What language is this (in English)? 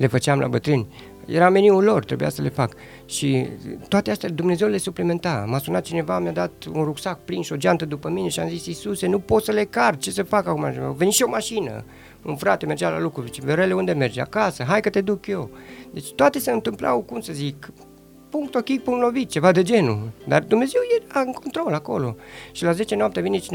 Romanian